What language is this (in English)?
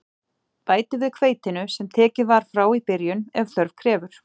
Icelandic